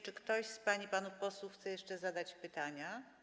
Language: Polish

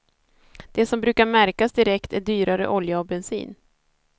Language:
Swedish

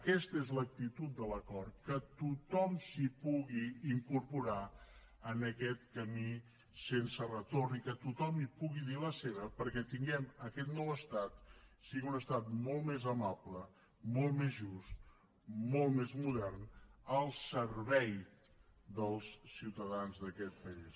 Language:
Catalan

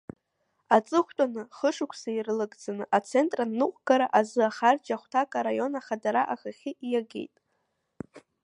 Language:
Abkhazian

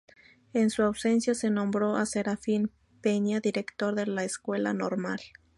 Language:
Spanish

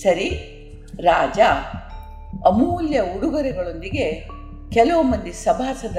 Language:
Kannada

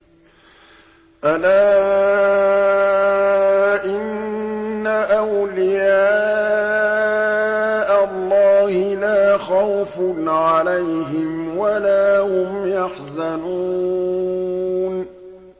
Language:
Arabic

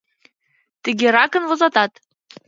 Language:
Mari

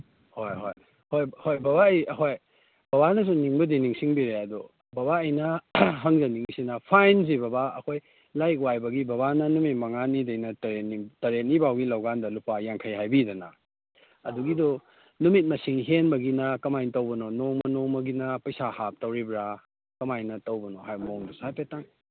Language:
Manipuri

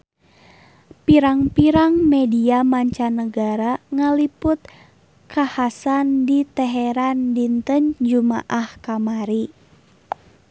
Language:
Sundanese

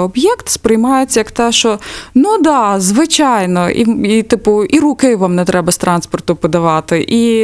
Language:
Ukrainian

